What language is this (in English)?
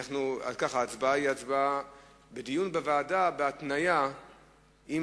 Hebrew